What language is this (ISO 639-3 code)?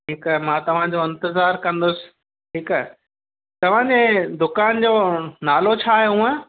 snd